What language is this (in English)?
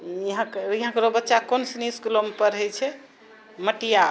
Maithili